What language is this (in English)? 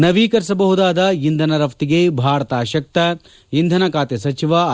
Kannada